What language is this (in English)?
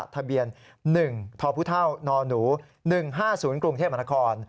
Thai